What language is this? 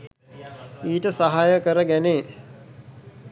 Sinhala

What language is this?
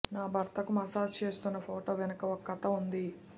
Telugu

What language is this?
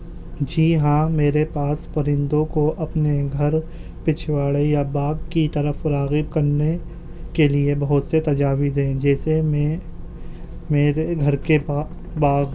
Urdu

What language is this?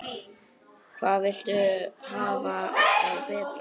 Icelandic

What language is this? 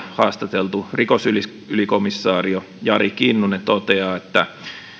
Finnish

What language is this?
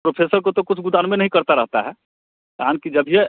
Hindi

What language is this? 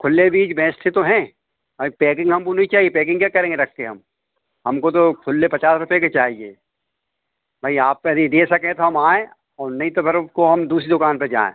Hindi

